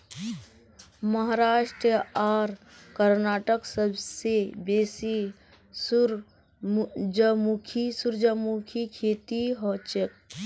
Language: Magahi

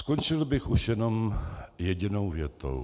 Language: Czech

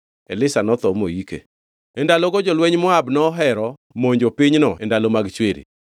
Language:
Luo (Kenya and Tanzania)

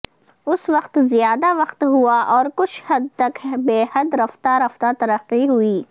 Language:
Urdu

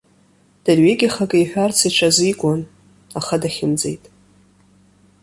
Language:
Abkhazian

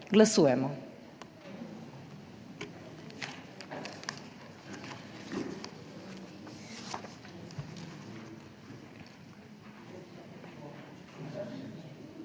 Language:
Slovenian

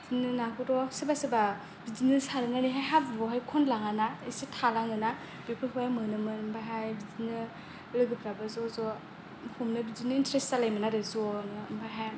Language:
Bodo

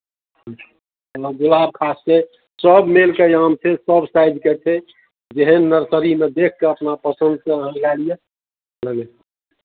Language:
Maithili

